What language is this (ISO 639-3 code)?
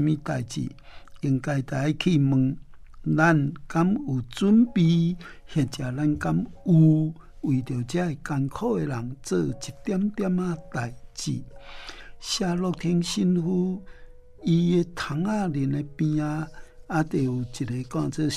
zho